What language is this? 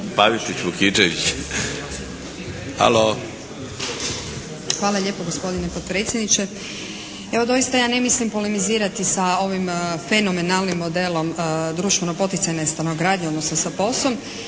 Croatian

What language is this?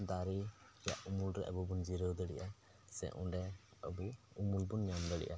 Santali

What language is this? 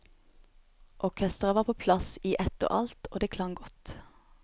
Norwegian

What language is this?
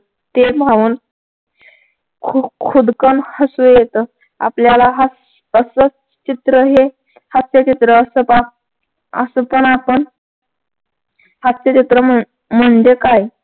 Marathi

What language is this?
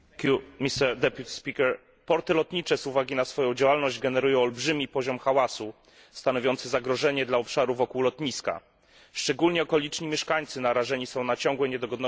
Polish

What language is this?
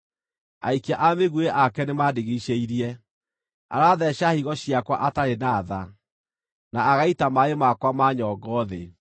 Kikuyu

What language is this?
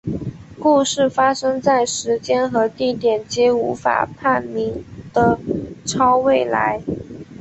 Chinese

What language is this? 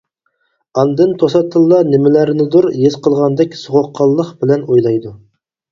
Uyghur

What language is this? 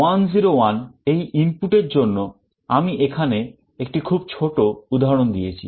Bangla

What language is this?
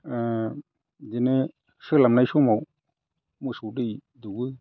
Bodo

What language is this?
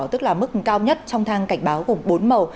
Vietnamese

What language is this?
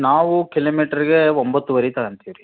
Kannada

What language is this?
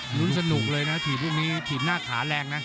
Thai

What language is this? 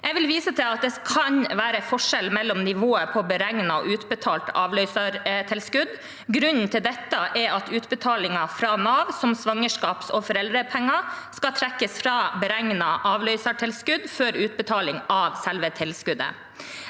Norwegian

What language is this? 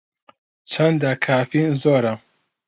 Central Kurdish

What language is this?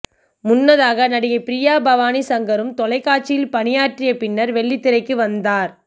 Tamil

